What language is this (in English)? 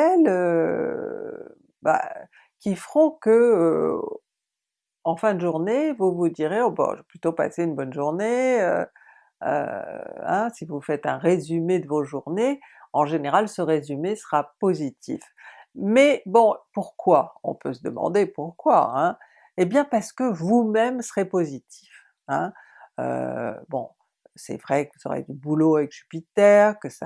French